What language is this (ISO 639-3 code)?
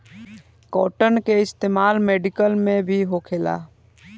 bho